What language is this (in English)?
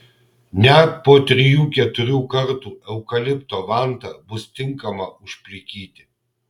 Lithuanian